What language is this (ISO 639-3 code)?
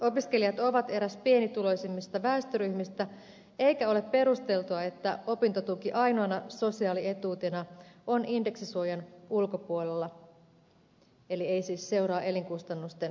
fin